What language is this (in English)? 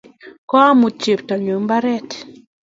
Kalenjin